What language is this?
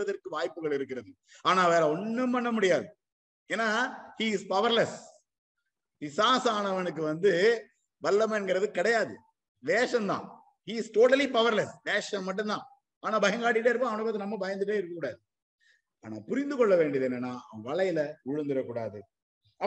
Tamil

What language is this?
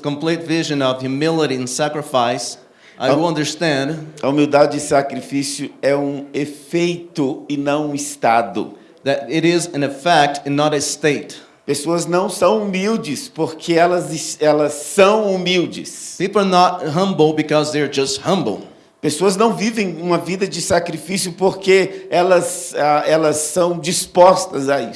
Portuguese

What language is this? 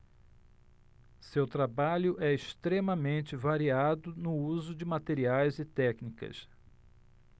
Portuguese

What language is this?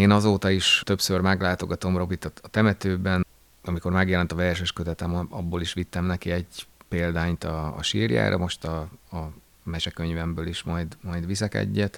Hungarian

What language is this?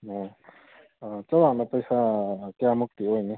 Manipuri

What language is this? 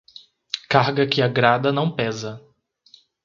Portuguese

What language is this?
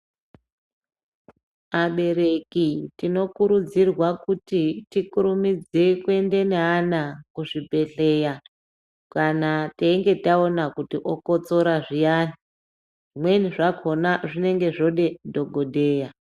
Ndau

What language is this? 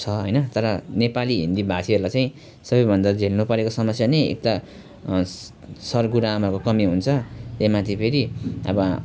Nepali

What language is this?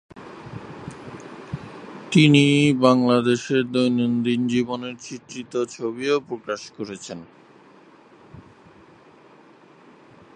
Bangla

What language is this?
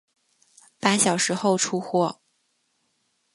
Chinese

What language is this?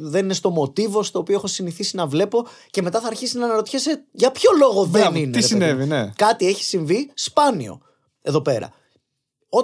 Greek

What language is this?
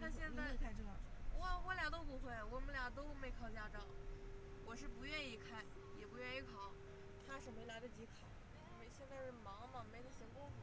Chinese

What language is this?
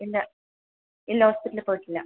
Malayalam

